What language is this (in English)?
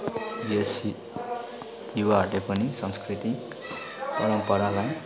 Nepali